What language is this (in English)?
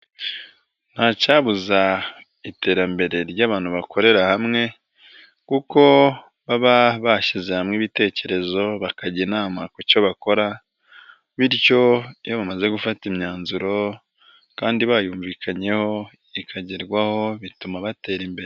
Kinyarwanda